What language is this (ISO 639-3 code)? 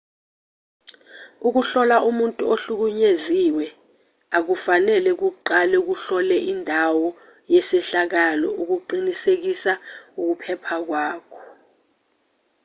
zul